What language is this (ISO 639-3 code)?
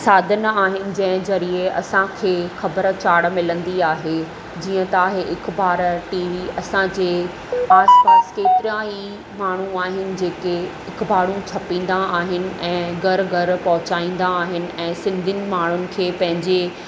snd